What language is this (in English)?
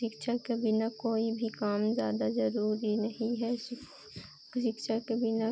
Hindi